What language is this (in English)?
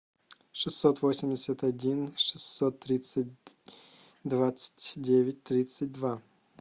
Russian